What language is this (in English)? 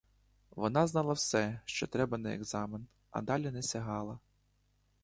Ukrainian